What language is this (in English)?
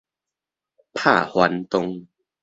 Min Nan Chinese